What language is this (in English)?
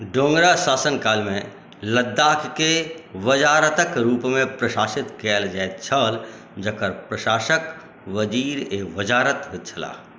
Maithili